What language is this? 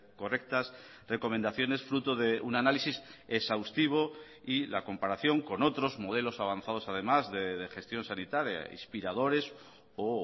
Spanish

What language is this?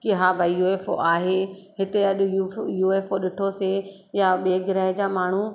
Sindhi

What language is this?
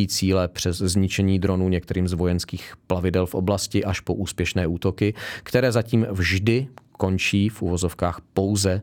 Czech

